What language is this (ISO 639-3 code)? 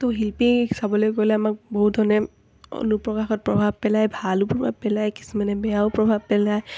asm